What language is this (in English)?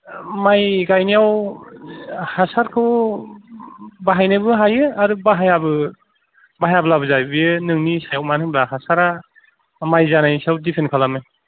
Bodo